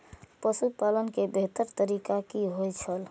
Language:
Maithili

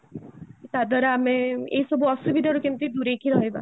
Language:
Odia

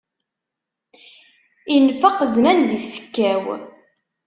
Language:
Kabyle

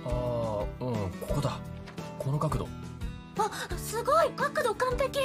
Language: Japanese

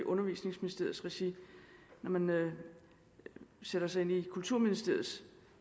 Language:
Danish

